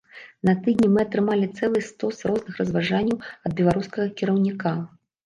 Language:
Belarusian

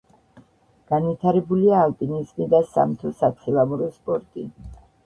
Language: Georgian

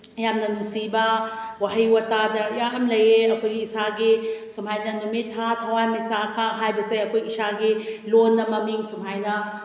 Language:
Manipuri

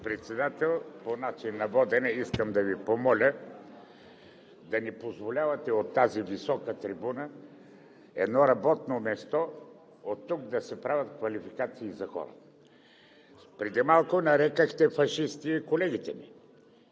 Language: Bulgarian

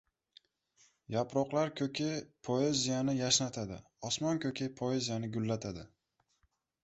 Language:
Uzbek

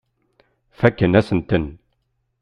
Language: Kabyle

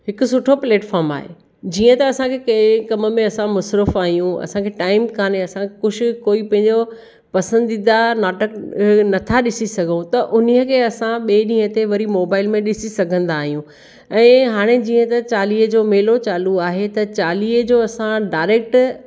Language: Sindhi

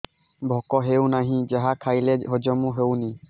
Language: Odia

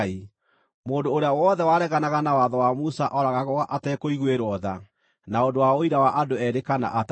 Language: Kikuyu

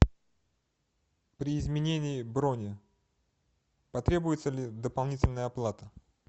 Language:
Russian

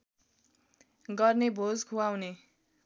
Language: Nepali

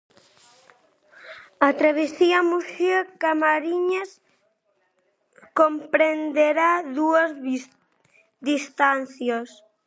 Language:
Galician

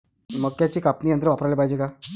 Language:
Marathi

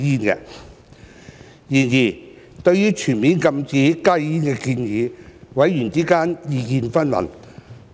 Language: Cantonese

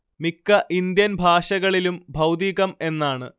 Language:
Malayalam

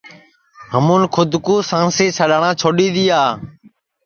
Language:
Sansi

